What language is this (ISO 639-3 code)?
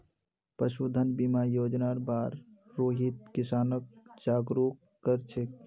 mag